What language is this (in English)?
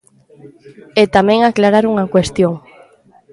Galician